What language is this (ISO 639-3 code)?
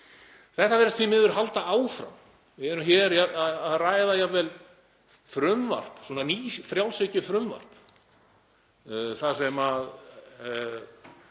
isl